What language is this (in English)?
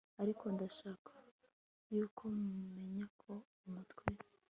Kinyarwanda